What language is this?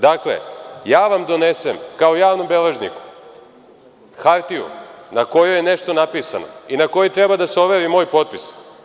Serbian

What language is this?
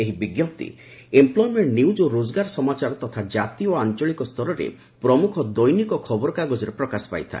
Odia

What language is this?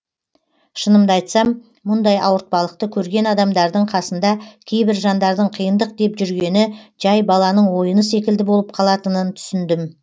Kazakh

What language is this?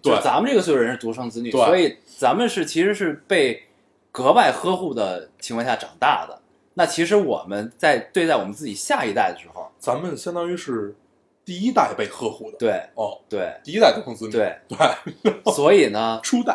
Chinese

